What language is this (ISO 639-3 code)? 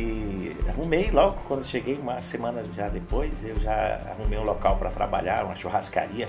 por